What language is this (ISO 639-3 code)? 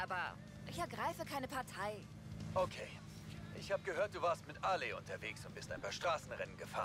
deu